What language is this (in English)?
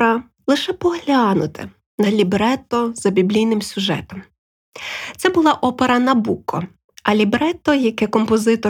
Ukrainian